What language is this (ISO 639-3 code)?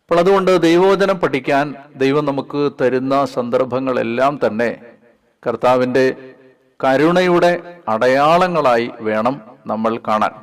mal